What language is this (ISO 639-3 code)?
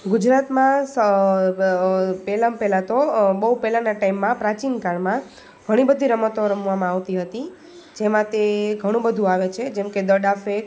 guj